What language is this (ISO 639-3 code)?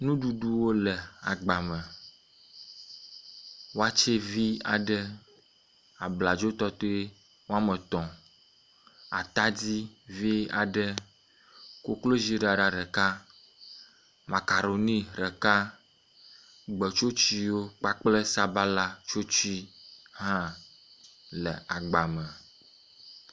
ewe